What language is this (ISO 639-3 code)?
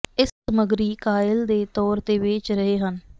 pan